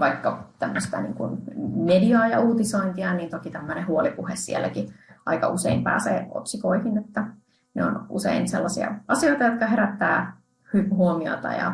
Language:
Finnish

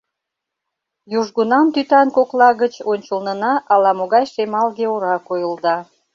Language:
Mari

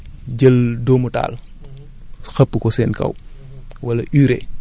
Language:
Wolof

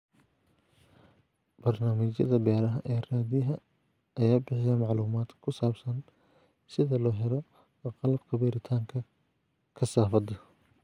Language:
Somali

